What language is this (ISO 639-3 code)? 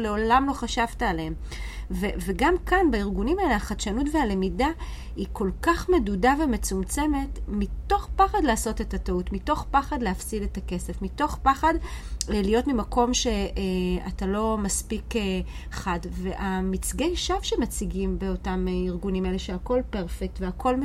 heb